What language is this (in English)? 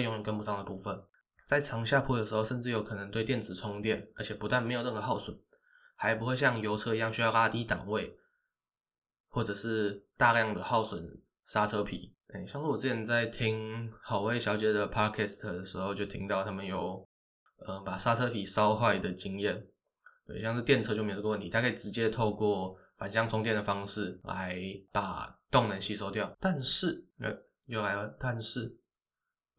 Chinese